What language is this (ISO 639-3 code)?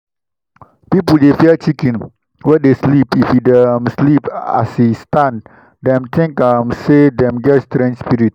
pcm